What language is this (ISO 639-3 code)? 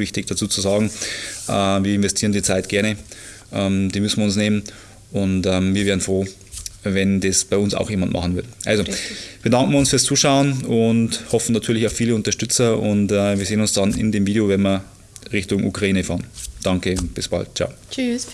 deu